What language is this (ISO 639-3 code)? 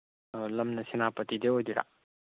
mni